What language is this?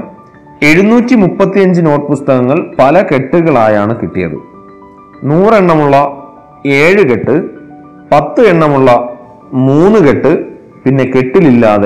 Malayalam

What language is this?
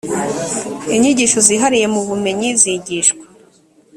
Kinyarwanda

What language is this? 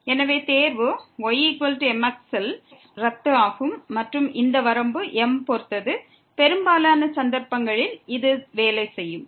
Tamil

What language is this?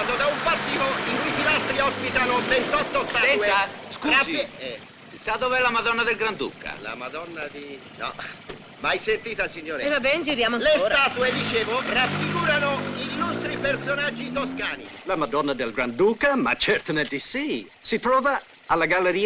Italian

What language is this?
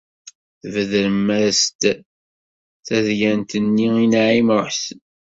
Kabyle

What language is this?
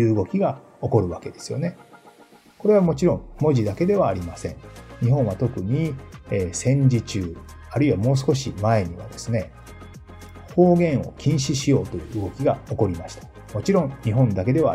Japanese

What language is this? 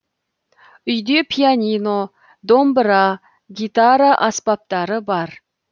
Kazakh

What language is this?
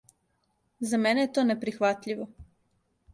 Serbian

